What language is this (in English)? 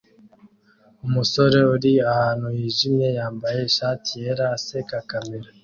Kinyarwanda